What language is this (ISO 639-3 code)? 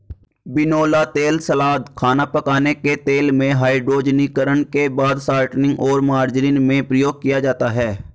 hin